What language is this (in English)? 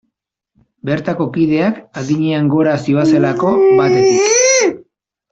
Basque